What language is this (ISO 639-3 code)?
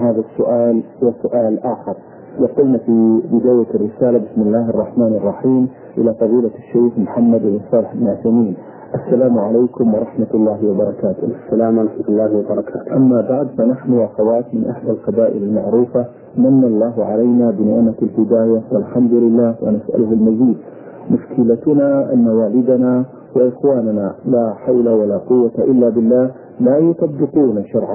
ara